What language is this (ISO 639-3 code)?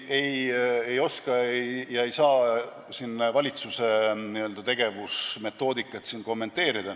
est